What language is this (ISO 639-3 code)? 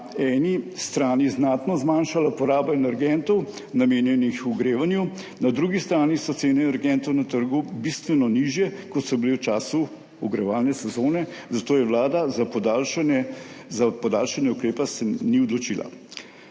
slv